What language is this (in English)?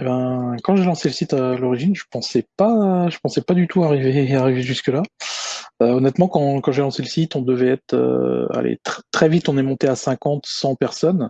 French